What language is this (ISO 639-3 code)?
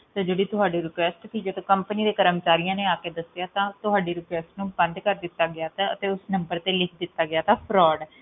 pan